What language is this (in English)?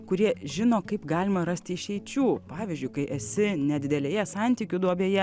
Lithuanian